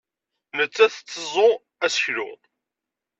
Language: Kabyle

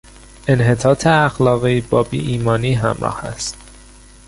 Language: Persian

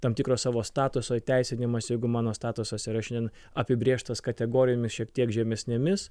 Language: Lithuanian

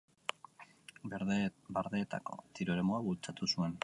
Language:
Basque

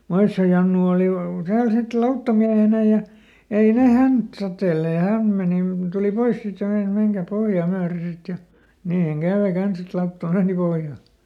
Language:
Finnish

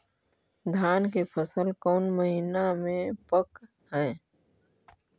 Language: Magahi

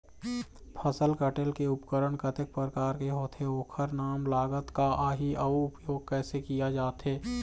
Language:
Chhattisgarhi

